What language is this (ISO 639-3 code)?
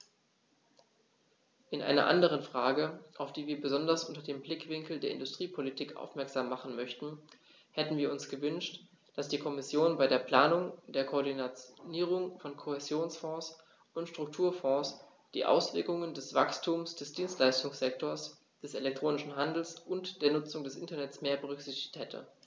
deu